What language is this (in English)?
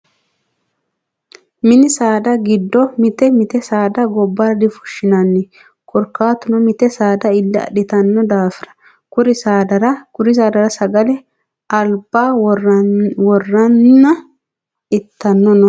Sidamo